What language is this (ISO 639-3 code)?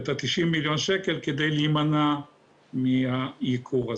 heb